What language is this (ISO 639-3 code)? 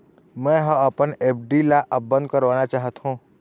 hne